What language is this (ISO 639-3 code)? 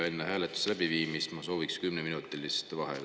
est